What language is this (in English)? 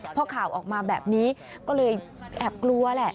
Thai